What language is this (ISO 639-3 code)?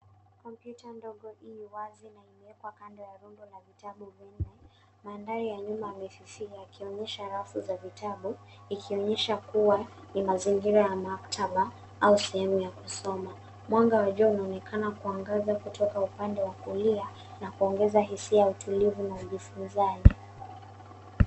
swa